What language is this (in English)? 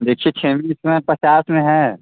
Hindi